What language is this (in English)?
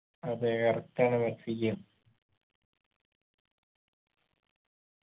Malayalam